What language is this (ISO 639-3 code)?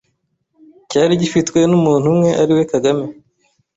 kin